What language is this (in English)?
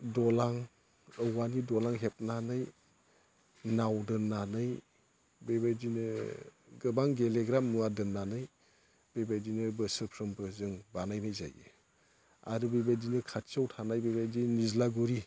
Bodo